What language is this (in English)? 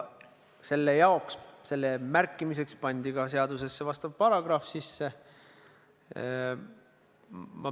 Estonian